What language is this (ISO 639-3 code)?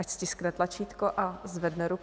ces